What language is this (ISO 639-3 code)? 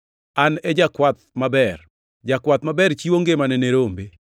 luo